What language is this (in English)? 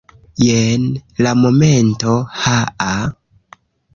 Esperanto